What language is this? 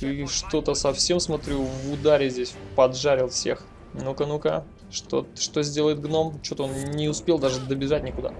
Russian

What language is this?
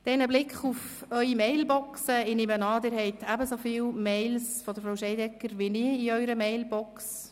Swiss German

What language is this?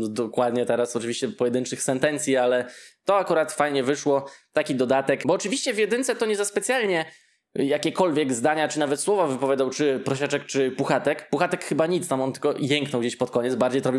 Polish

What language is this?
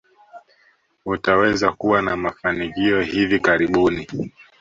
Swahili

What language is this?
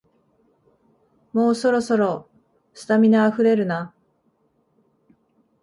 Japanese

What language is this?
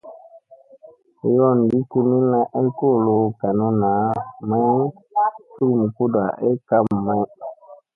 Musey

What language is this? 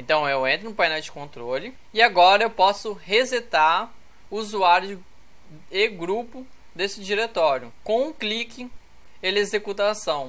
Portuguese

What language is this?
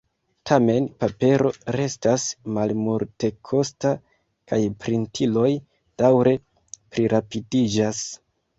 Esperanto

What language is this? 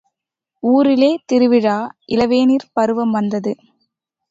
Tamil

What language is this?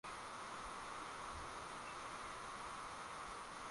Swahili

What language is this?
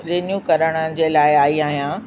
Sindhi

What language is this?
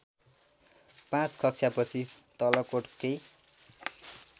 Nepali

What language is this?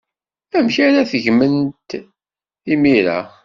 Kabyle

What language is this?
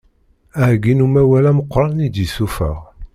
Kabyle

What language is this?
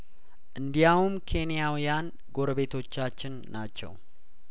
Amharic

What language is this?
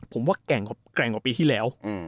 Thai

